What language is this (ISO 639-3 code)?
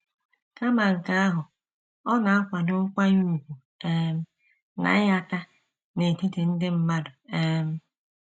ibo